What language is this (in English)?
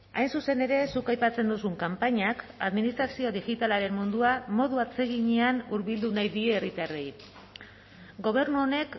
Basque